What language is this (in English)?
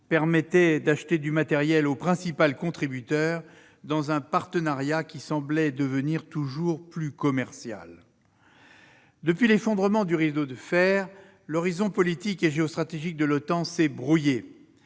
French